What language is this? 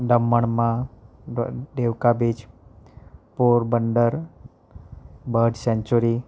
Gujarati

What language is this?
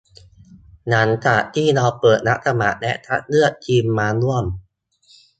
Thai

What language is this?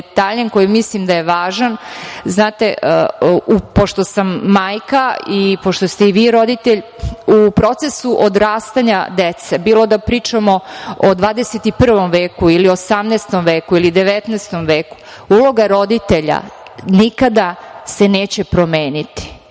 Serbian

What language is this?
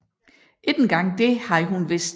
Danish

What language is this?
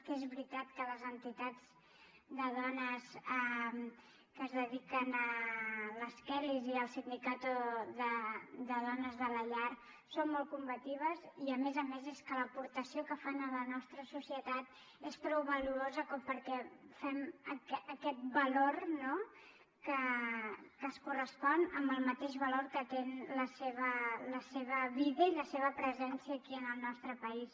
Catalan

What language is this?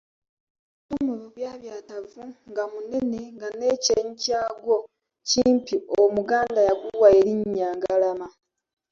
Ganda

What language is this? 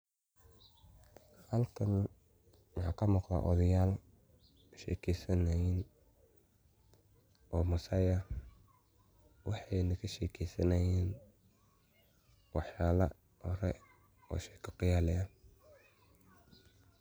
Somali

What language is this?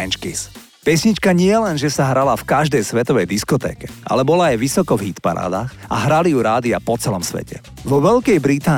Slovak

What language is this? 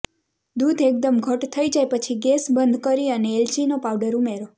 Gujarati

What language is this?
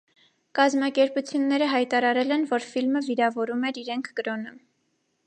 Armenian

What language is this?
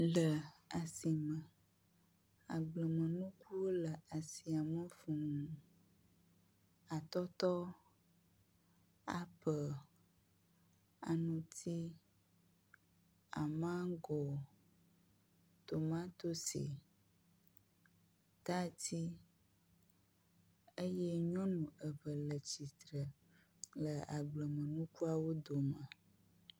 Ewe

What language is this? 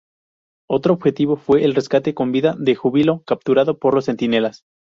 Spanish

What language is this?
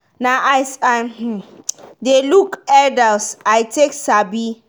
Nigerian Pidgin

